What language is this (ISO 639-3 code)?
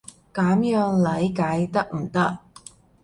yue